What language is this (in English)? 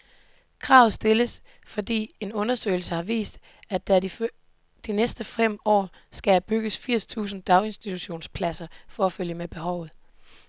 Danish